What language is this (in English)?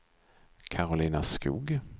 Swedish